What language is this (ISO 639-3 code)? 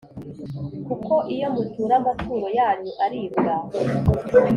kin